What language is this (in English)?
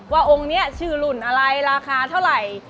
Thai